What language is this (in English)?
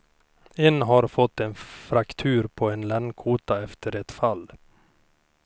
Swedish